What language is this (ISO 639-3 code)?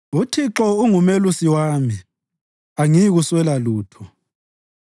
nde